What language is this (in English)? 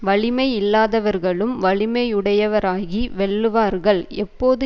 Tamil